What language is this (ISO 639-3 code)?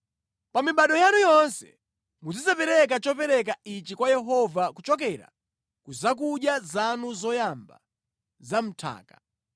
nya